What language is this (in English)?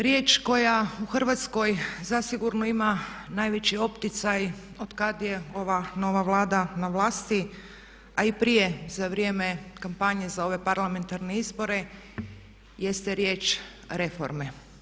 Croatian